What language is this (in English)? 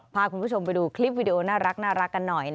Thai